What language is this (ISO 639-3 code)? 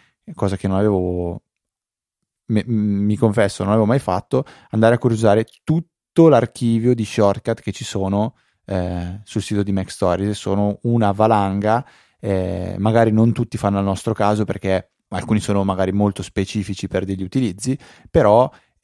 ita